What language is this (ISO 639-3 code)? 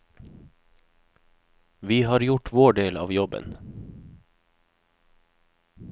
nor